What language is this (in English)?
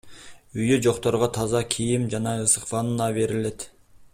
Kyrgyz